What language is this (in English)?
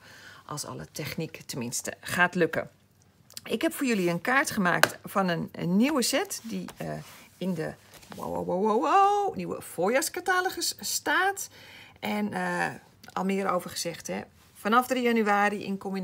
Dutch